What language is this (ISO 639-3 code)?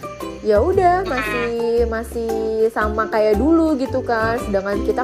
ind